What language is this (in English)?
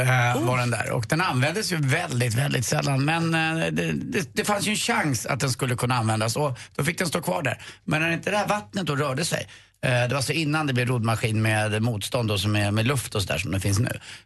Swedish